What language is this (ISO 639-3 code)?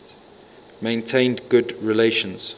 eng